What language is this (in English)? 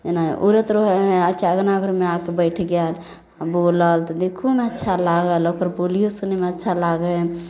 Maithili